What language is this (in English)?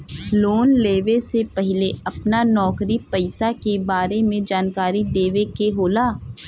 Bhojpuri